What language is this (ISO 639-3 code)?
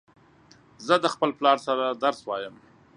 pus